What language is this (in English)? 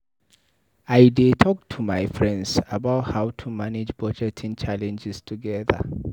Nigerian Pidgin